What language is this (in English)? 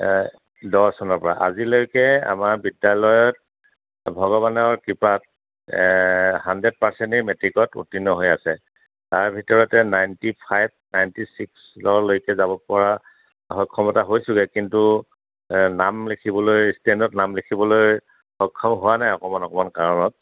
Assamese